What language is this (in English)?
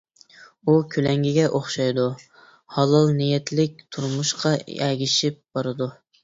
Uyghur